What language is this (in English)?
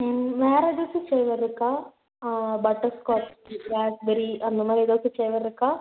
Tamil